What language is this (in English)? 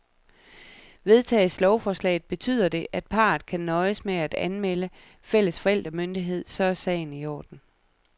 Danish